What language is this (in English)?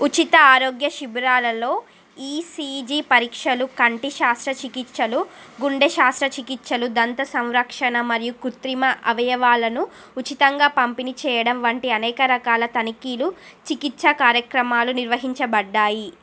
Telugu